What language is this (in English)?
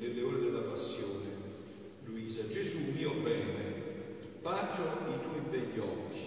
Italian